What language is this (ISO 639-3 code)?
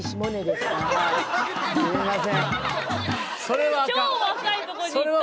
jpn